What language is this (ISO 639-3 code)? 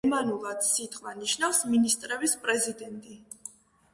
kat